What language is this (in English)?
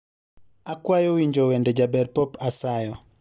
Luo (Kenya and Tanzania)